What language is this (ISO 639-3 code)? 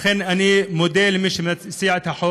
heb